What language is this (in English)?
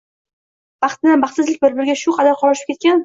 Uzbek